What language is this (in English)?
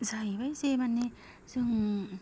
Bodo